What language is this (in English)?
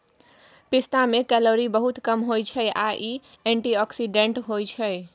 Maithili